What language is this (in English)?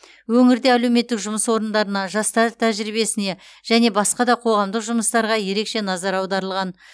Kazakh